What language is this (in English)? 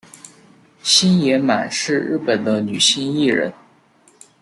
Chinese